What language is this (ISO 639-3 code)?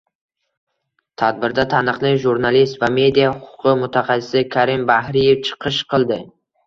uzb